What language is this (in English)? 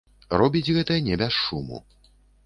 Belarusian